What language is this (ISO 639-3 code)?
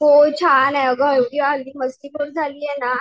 mar